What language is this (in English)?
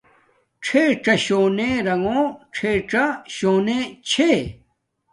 Domaaki